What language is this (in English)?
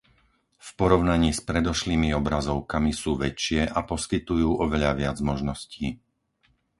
Slovak